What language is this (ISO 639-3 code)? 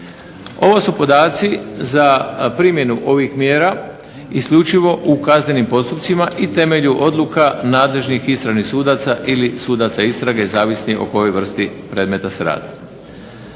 hrv